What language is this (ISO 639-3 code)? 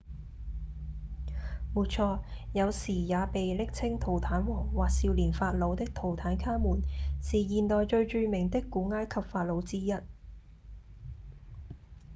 yue